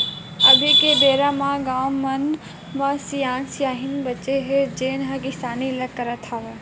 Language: Chhattisgarhi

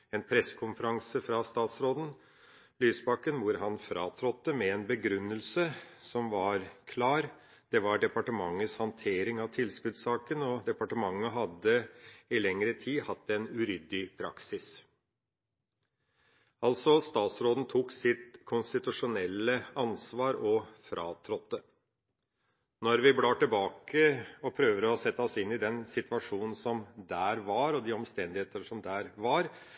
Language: Norwegian Bokmål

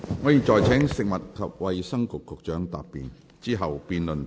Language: Cantonese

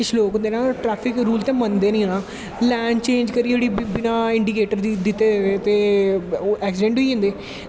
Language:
Dogri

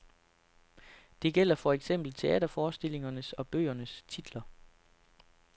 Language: Danish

